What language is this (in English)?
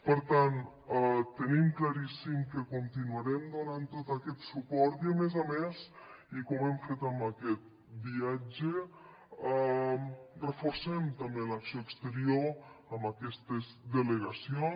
Catalan